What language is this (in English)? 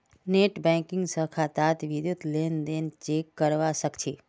Magahi